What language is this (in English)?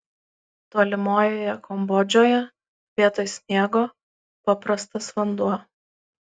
Lithuanian